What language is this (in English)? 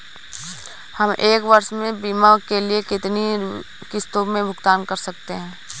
Hindi